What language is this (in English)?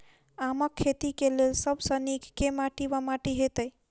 Maithili